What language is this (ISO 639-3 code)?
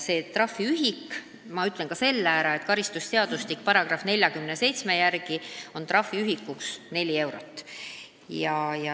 est